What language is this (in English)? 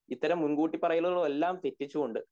Malayalam